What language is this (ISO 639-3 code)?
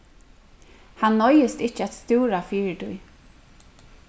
fao